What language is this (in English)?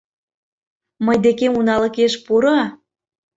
Mari